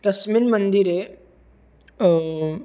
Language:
Sanskrit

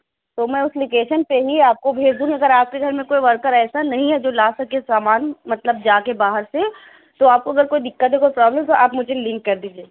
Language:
Urdu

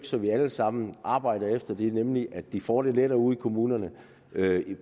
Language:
Danish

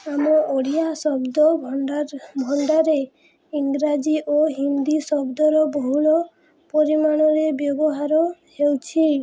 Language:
Odia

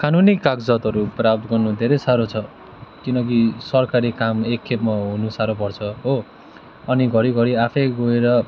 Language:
Nepali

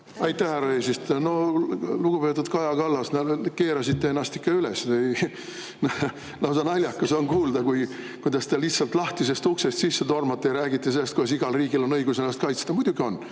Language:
Estonian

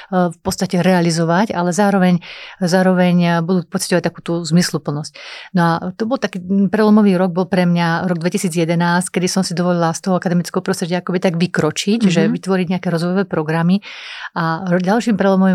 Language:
Slovak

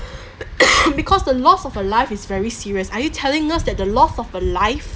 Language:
English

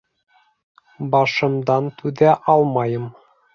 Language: Bashkir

